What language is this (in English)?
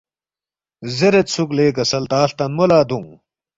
Balti